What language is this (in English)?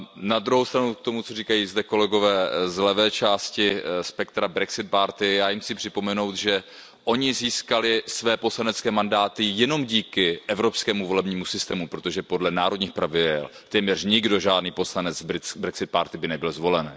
Czech